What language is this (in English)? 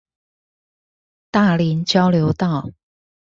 Chinese